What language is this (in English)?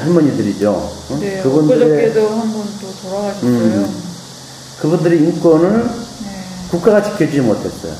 Korean